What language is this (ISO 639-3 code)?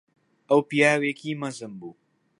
ckb